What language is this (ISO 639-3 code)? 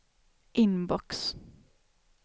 swe